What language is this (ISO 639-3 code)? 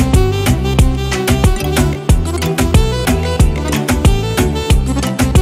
ron